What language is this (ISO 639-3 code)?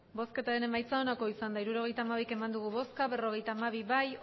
eus